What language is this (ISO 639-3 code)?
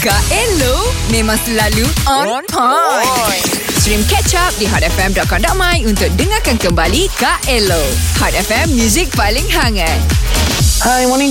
msa